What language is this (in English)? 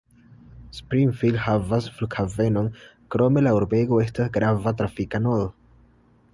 Esperanto